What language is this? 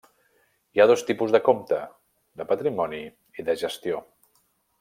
Catalan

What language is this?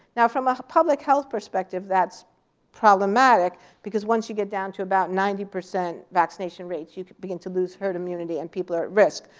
English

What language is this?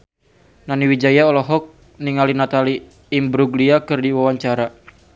Sundanese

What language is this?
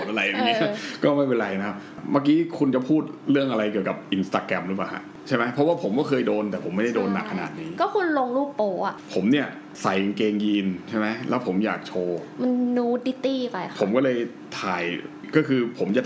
Thai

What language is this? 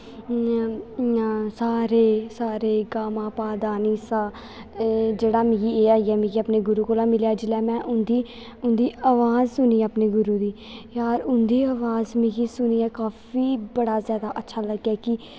Dogri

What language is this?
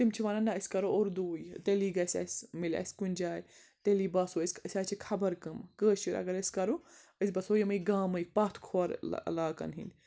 Kashmiri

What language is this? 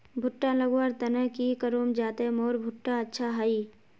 Magahi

